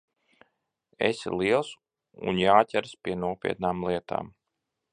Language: Latvian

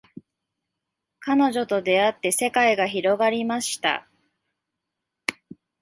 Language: Japanese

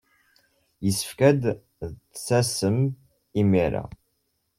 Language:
Kabyle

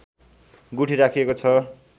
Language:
Nepali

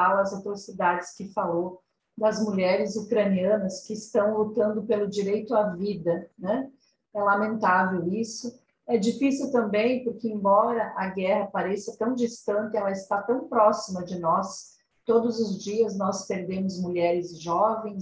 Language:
Portuguese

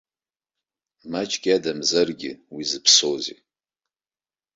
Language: Abkhazian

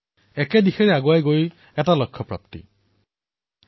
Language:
Assamese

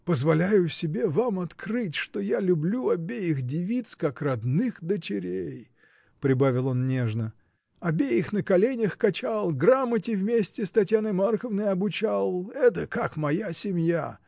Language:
Russian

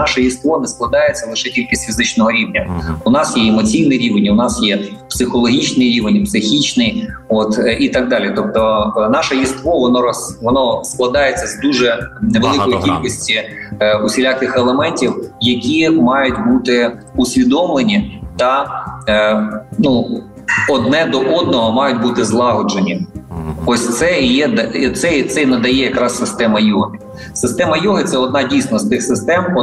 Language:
Ukrainian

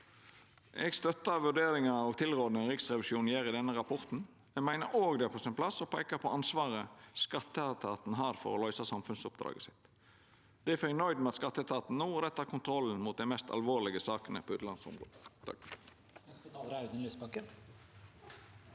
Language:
Norwegian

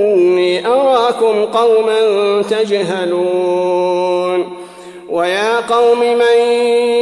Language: Arabic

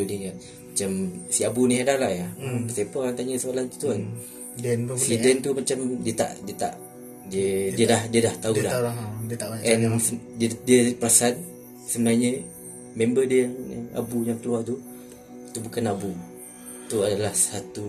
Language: Malay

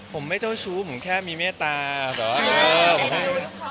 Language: Thai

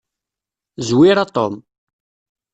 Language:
Kabyle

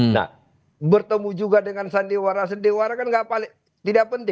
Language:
Indonesian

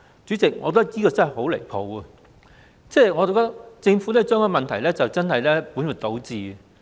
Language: Cantonese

